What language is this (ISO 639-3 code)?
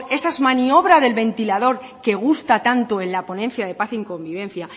spa